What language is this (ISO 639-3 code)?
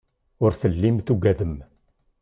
kab